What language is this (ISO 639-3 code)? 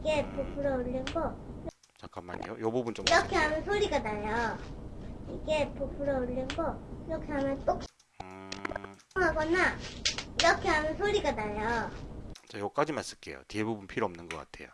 kor